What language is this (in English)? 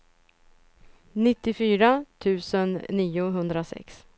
Swedish